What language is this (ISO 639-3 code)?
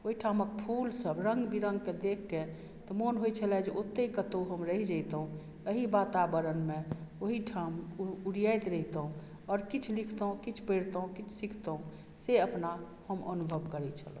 mai